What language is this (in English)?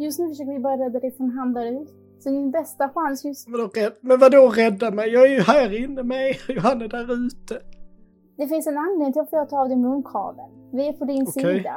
Swedish